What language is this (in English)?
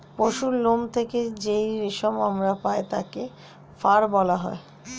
Bangla